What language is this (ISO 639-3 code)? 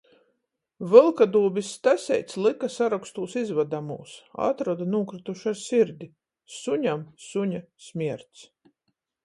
ltg